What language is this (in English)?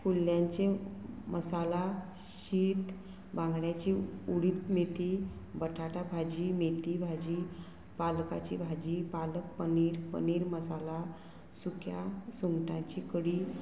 Konkani